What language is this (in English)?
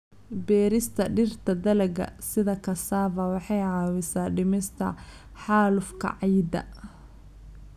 Somali